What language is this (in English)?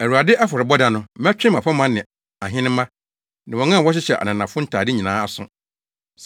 Akan